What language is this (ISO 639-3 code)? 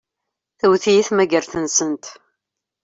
kab